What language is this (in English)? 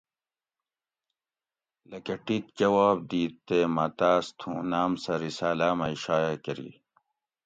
Gawri